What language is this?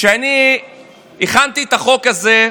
Hebrew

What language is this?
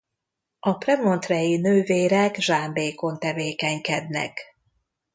Hungarian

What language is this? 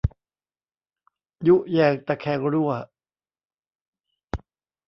Thai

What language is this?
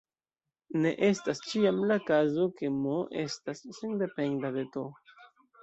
Esperanto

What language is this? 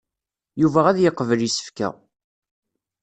Kabyle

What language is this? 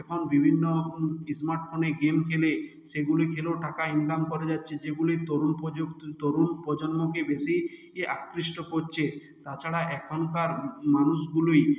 Bangla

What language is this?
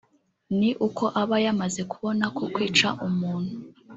Kinyarwanda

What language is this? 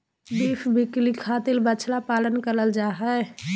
Magahi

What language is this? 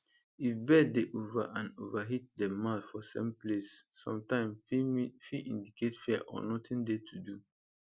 Nigerian Pidgin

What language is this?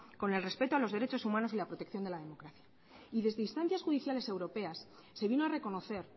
Spanish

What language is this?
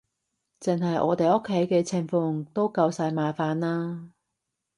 Cantonese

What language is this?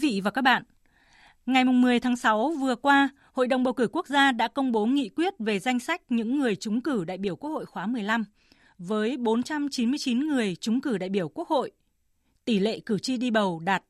Vietnamese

